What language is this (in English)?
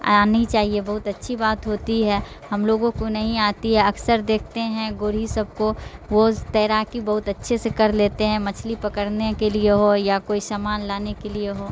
Urdu